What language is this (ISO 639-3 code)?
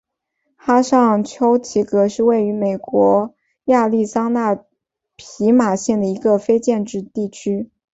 zho